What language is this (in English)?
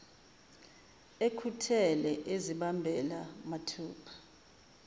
Zulu